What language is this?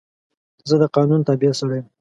Pashto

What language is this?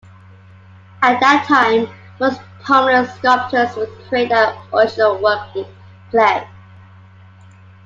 English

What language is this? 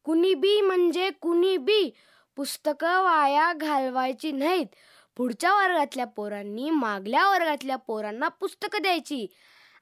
Marathi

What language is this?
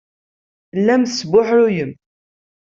Kabyle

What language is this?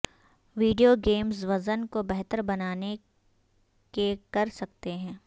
Urdu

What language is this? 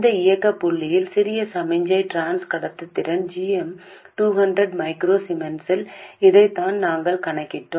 Tamil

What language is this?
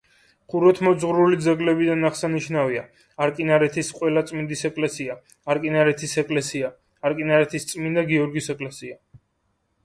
Georgian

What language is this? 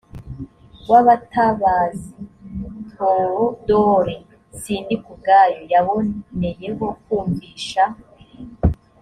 Kinyarwanda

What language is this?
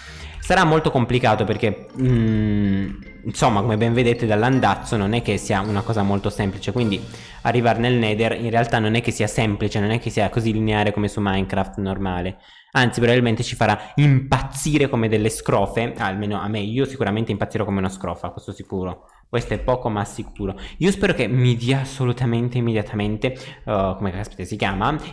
Italian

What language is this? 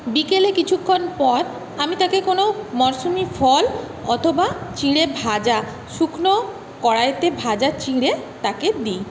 Bangla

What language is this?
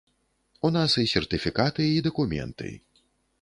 Belarusian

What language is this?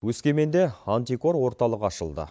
Kazakh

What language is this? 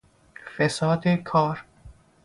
Persian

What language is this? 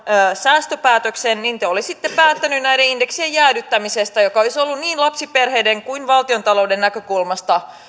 Finnish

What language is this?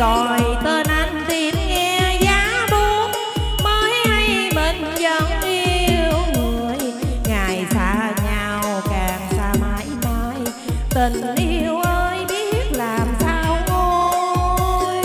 Vietnamese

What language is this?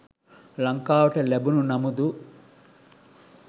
Sinhala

